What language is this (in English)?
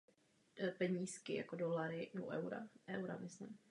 Czech